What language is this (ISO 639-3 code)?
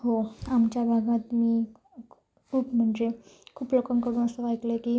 mar